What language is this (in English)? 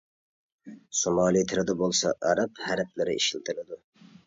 Uyghur